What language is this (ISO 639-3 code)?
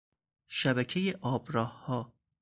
fas